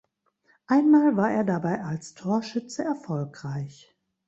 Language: German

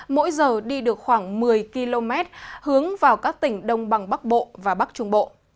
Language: Vietnamese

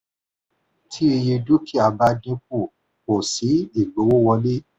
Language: Yoruba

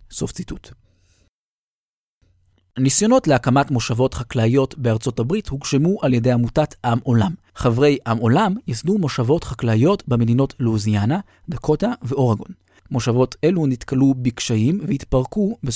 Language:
Hebrew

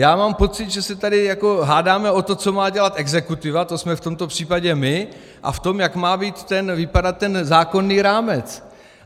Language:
Czech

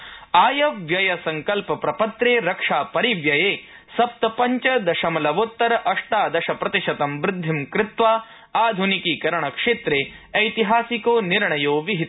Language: Sanskrit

